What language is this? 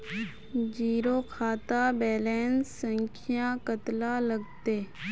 Magahi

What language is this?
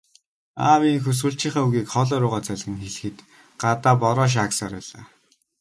Mongolian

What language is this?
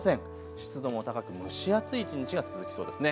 Japanese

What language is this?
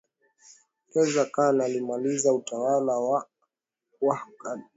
Swahili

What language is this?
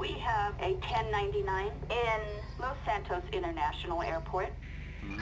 Dutch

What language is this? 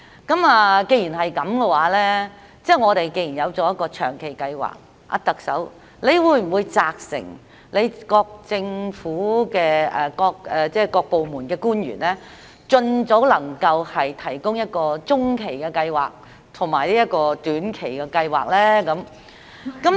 Cantonese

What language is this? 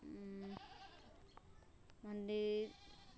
Maithili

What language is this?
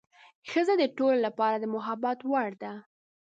Pashto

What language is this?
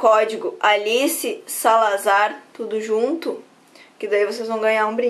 Portuguese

